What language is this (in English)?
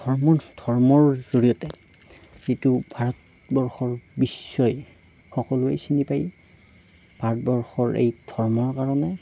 Assamese